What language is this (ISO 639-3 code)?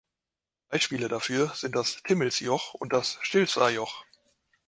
deu